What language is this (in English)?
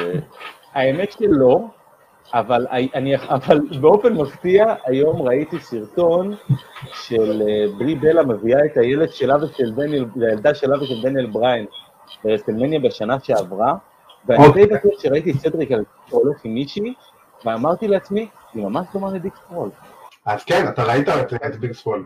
Hebrew